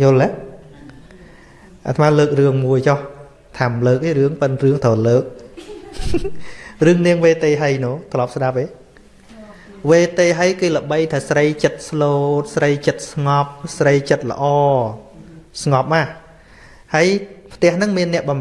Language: Vietnamese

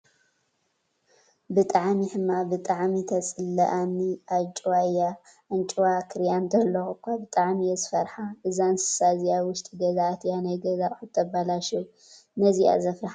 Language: Tigrinya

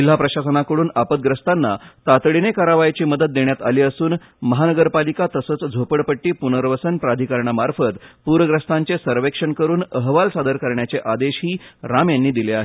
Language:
Marathi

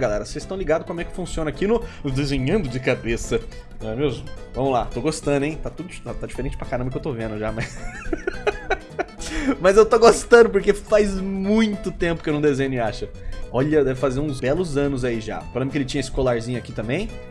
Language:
Portuguese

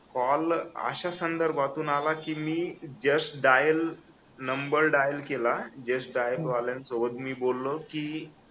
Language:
Marathi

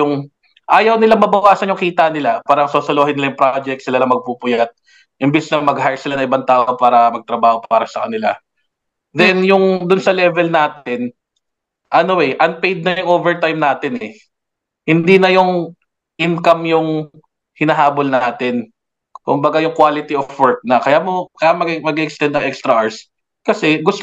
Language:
Filipino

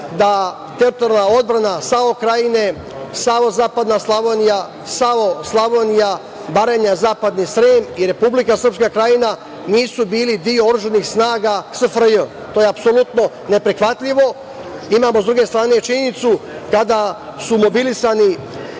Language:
Serbian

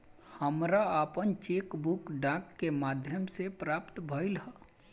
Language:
Bhojpuri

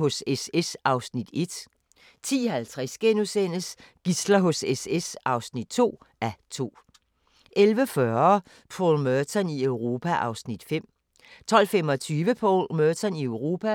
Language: Danish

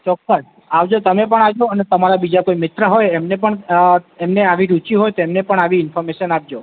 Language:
Gujarati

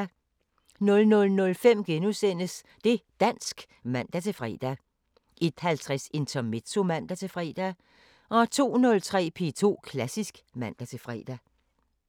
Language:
Danish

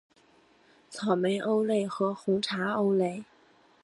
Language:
Chinese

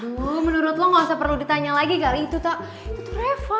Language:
Indonesian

